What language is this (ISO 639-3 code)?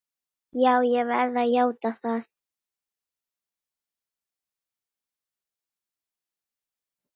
isl